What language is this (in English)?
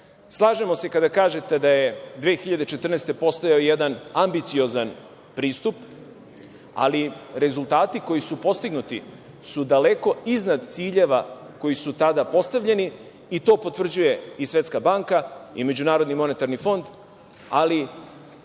Serbian